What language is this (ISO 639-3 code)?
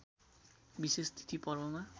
nep